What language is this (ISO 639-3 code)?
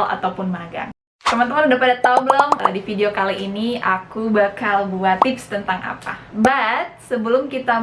ind